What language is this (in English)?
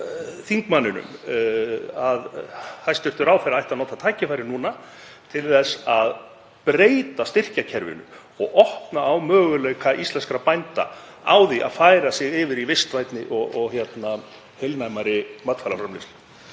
Icelandic